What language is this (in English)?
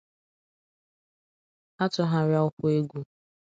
Igbo